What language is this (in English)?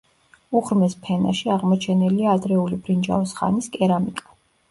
Georgian